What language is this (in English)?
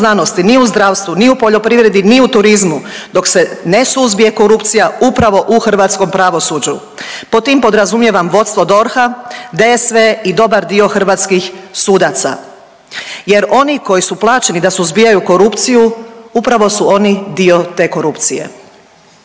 Croatian